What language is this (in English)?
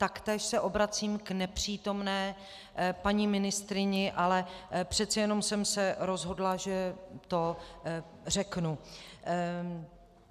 Czech